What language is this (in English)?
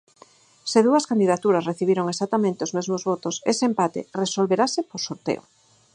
Galician